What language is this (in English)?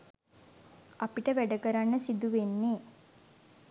Sinhala